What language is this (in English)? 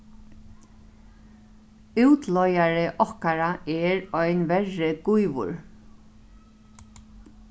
Faroese